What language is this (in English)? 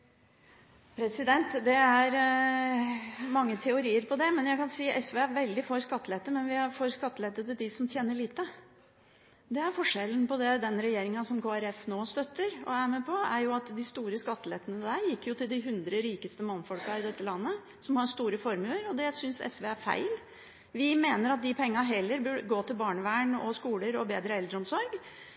Norwegian Bokmål